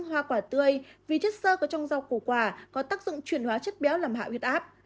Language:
Vietnamese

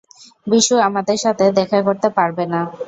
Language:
Bangla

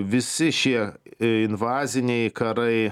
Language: Lithuanian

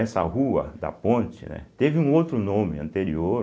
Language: Portuguese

